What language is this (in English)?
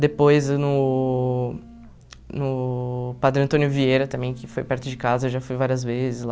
Portuguese